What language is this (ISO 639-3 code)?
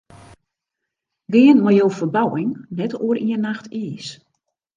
fry